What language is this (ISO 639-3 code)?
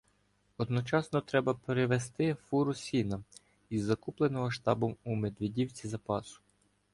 ukr